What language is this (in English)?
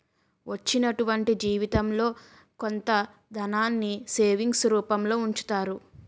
Telugu